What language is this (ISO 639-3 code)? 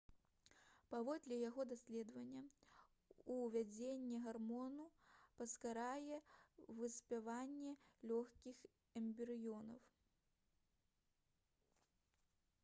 bel